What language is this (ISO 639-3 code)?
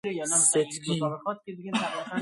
fas